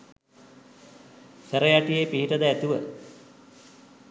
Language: Sinhala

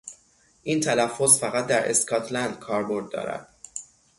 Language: Persian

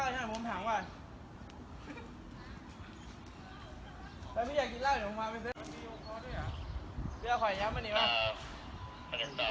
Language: Thai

